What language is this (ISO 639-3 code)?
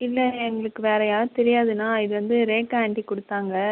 tam